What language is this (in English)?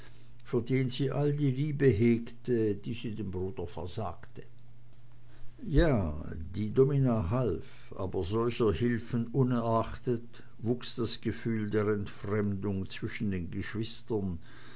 German